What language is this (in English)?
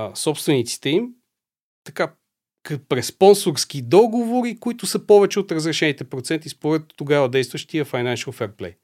Bulgarian